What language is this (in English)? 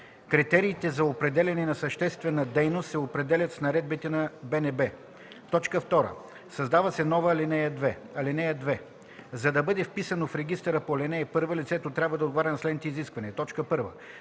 Bulgarian